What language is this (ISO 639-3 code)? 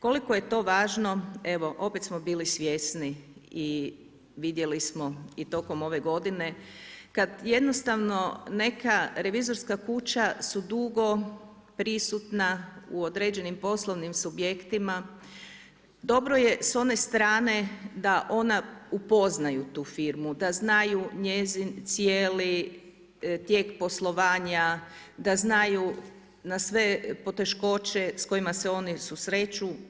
hrv